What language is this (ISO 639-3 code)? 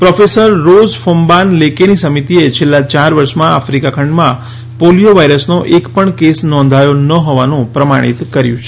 guj